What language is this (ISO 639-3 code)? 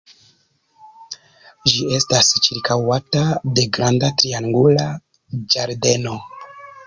epo